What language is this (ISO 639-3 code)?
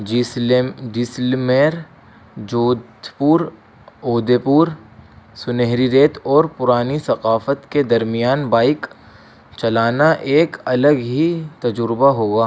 urd